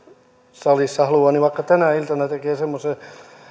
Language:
Finnish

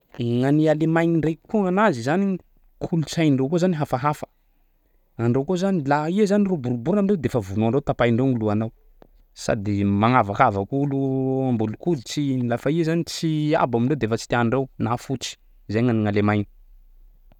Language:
Sakalava Malagasy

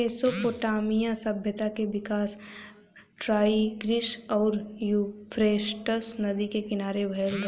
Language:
Bhojpuri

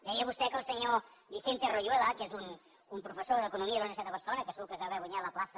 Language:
Catalan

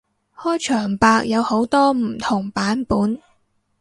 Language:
Cantonese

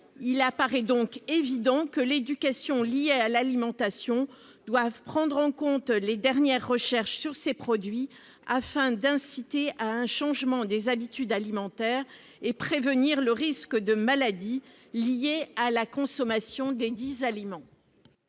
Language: French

